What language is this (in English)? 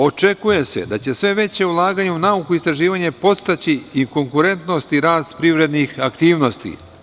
Serbian